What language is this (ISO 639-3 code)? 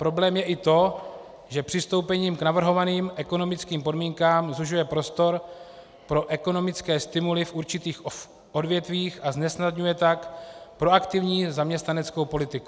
ces